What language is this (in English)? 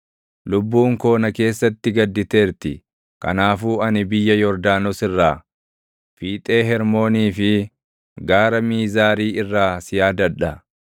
Oromo